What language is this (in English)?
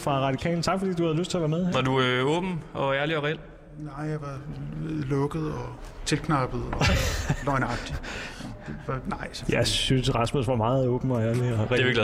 Danish